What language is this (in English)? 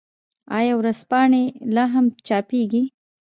Pashto